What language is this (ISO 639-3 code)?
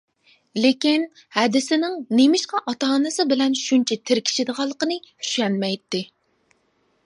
uig